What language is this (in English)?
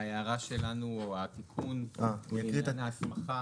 Hebrew